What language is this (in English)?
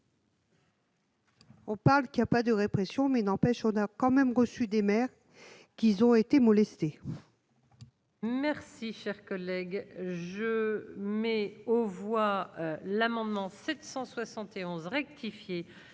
French